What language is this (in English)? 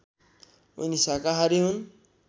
Nepali